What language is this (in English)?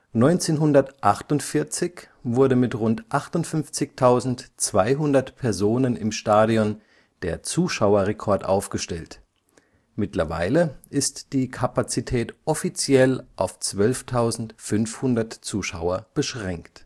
German